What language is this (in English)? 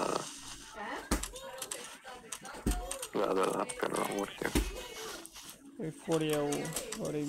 Romanian